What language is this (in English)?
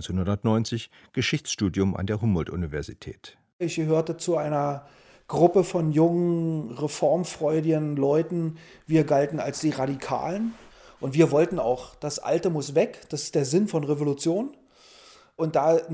German